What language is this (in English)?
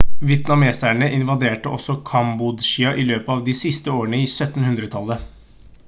Norwegian Bokmål